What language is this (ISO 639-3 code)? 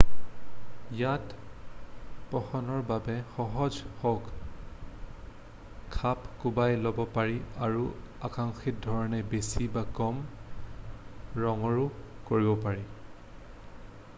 asm